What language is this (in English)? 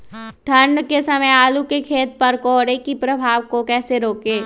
Magahi